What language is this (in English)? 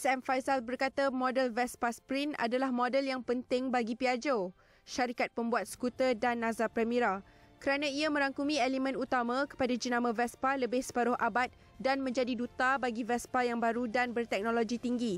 Malay